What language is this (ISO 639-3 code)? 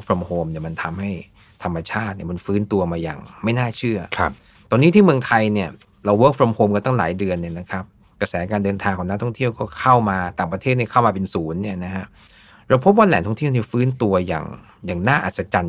tha